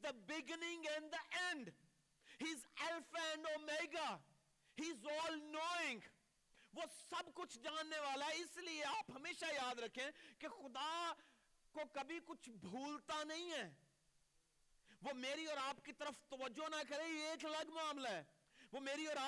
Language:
Urdu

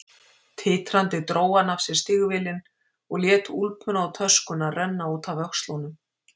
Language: Icelandic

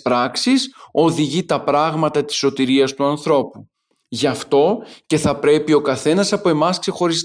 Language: Greek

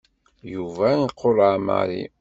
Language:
Kabyle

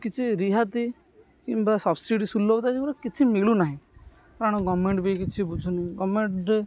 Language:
Odia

